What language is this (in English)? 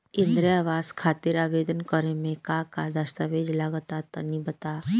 Bhojpuri